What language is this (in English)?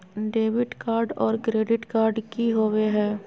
Magahi